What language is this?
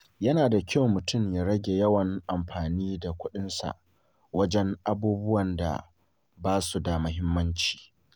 Hausa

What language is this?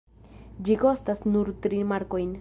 Esperanto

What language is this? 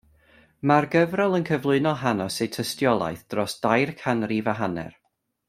Welsh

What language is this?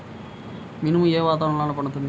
Telugu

